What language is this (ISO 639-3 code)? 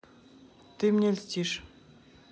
rus